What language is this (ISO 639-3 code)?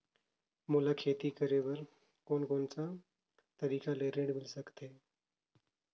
hne